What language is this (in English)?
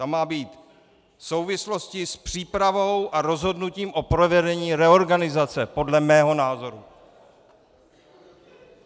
Czech